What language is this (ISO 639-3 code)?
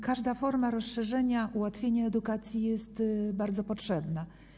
pol